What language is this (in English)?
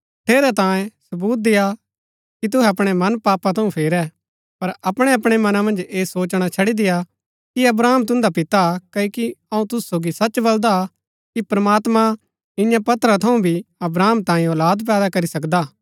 Gaddi